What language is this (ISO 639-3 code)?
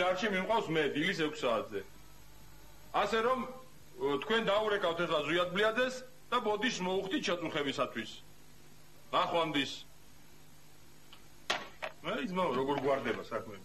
ell